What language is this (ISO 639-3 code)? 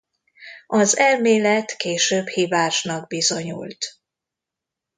hun